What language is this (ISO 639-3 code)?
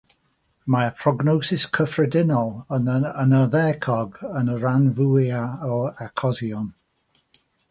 cym